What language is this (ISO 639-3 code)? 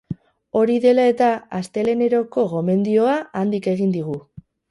eus